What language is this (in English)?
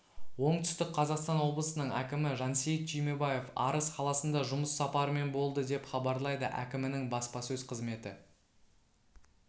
Kazakh